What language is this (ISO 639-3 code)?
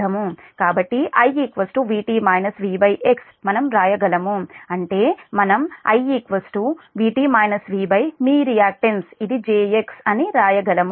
tel